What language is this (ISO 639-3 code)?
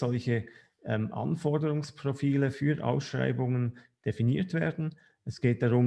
deu